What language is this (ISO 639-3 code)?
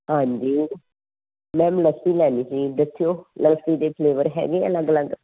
pan